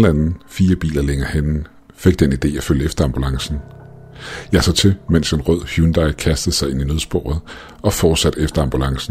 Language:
Danish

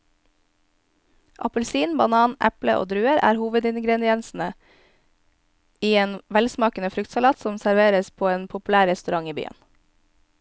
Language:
Norwegian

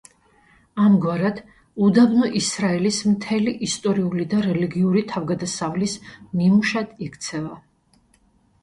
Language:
Georgian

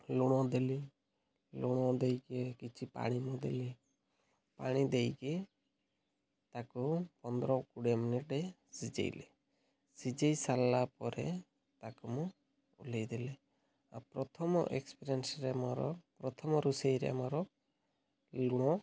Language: Odia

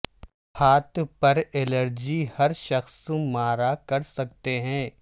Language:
Urdu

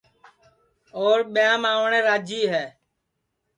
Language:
Sansi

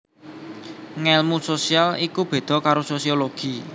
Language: Javanese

